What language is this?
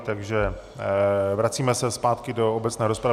Czech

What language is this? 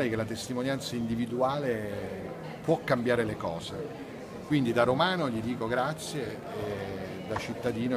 Italian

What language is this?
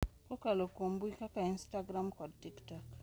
Luo (Kenya and Tanzania)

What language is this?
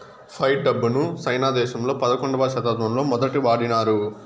Telugu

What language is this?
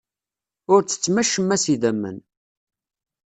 Kabyle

